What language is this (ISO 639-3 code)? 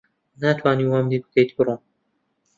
ckb